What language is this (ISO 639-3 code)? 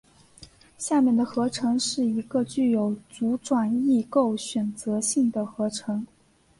zho